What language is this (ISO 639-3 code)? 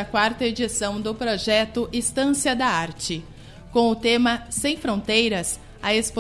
por